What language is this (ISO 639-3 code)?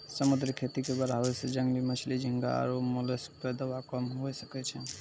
mai